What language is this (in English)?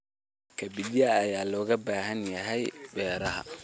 Somali